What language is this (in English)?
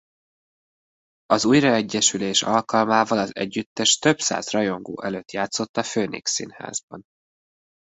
Hungarian